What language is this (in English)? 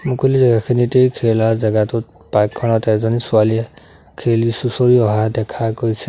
Assamese